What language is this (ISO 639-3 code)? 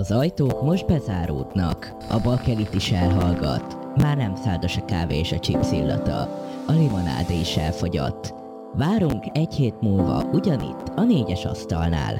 hun